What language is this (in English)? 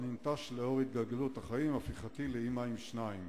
Hebrew